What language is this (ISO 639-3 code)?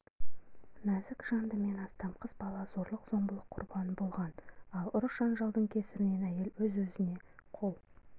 kaz